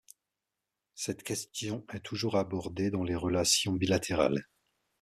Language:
French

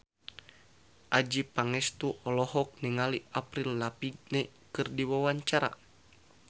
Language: Sundanese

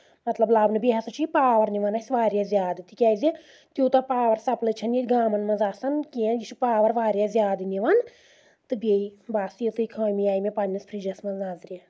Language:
Kashmiri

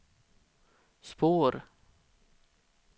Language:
Swedish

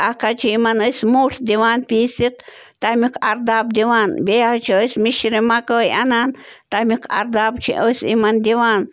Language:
Kashmiri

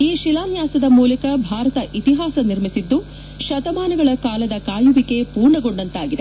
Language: Kannada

